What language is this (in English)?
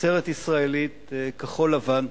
Hebrew